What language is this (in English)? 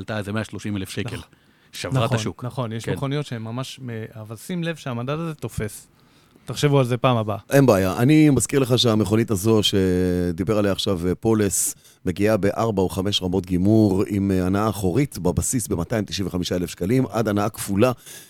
Hebrew